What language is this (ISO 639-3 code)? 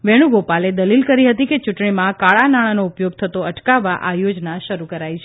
guj